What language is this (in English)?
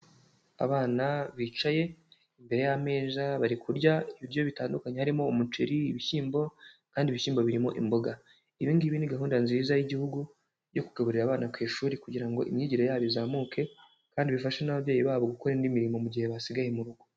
Kinyarwanda